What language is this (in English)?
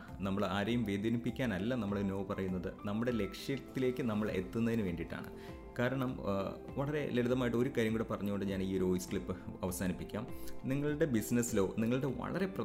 Malayalam